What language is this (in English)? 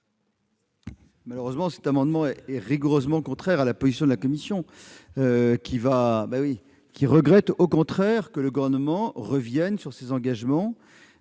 French